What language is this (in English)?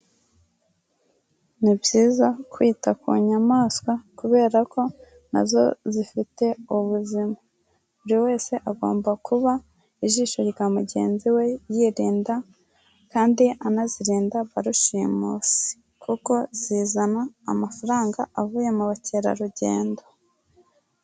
Kinyarwanda